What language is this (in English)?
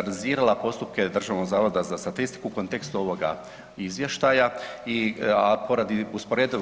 Croatian